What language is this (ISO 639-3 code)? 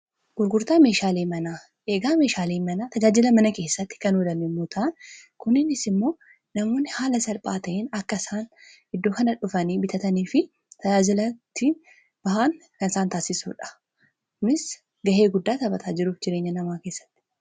orm